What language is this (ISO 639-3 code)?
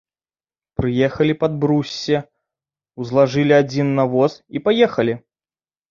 bel